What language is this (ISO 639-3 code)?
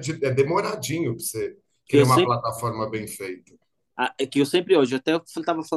por